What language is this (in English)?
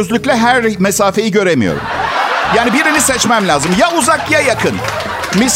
Turkish